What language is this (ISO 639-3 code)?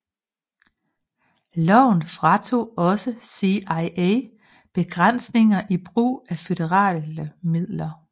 dan